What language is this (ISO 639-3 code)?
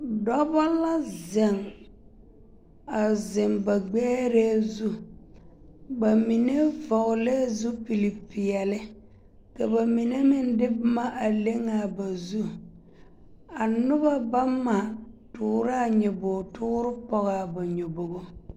dga